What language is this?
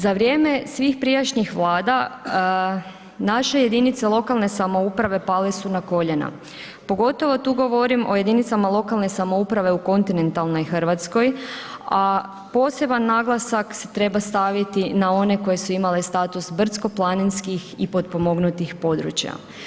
Croatian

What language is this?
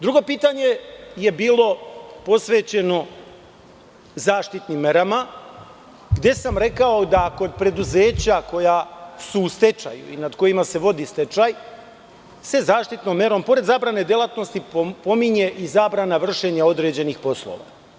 Serbian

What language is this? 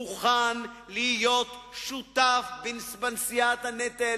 Hebrew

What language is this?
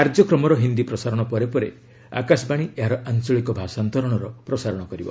Odia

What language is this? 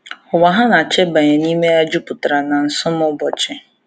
Igbo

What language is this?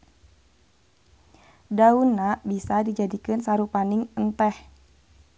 Sundanese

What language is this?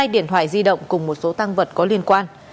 Vietnamese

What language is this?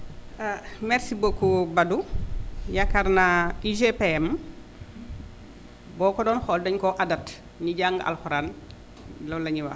Wolof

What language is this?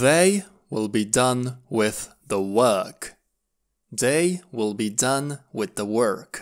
English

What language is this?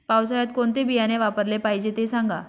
Marathi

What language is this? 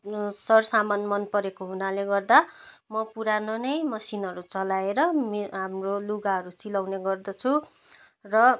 Nepali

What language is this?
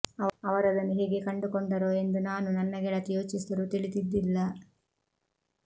Kannada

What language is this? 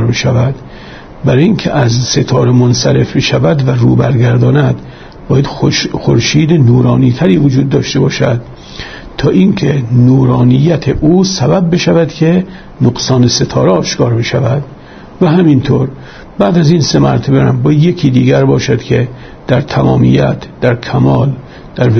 Persian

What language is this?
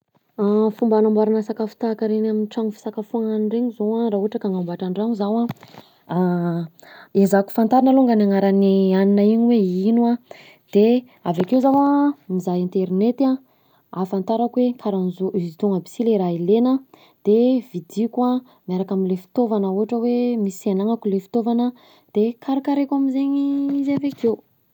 Southern Betsimisaraka Malagasy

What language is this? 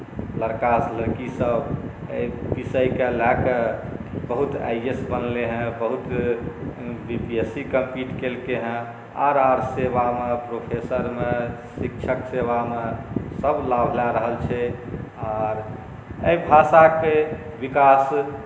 Maithili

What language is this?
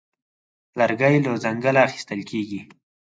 Pashto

